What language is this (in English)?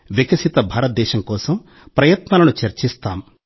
Telugu